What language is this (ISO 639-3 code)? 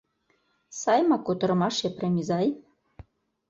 chm